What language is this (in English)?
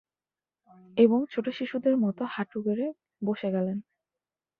Bangla